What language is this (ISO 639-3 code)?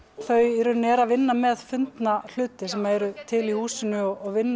isl